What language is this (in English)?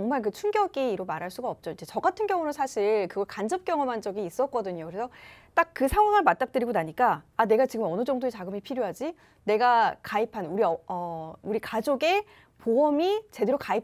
Korean